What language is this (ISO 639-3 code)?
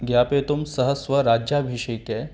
san